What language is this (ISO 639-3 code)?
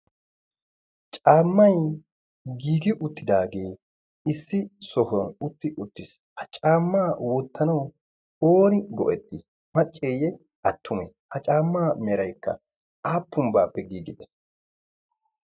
wal